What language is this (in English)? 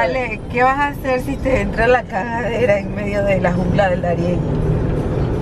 Spanish